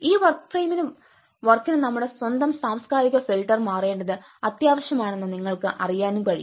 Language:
Malayalam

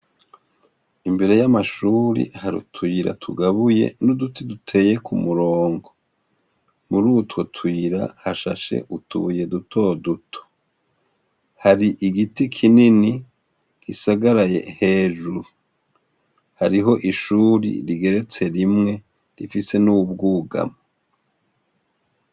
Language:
Rundi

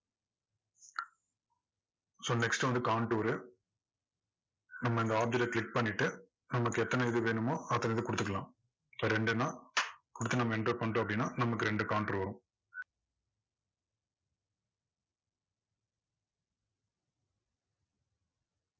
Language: Tamil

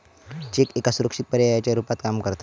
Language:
Marathi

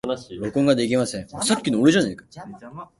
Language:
Japanese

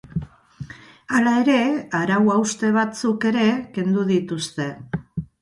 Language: Basque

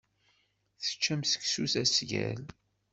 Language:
Kabyle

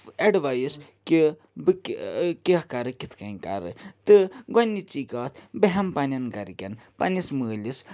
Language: Kashmiri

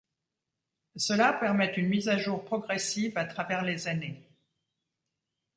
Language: French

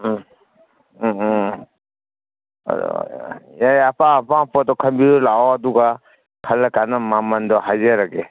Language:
Manipuri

